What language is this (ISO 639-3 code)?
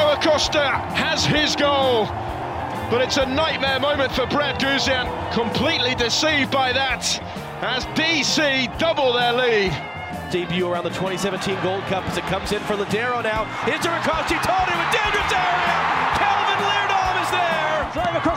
nld